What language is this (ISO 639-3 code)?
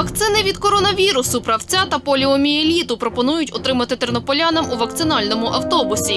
ukr